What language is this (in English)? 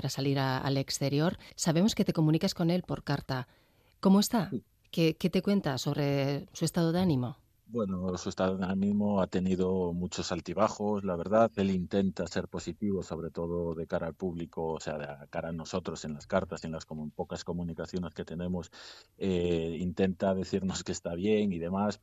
Spanish